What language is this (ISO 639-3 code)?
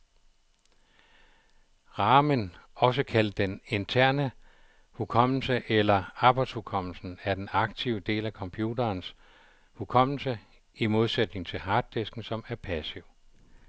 dan